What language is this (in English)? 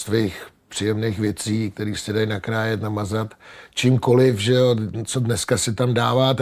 Czech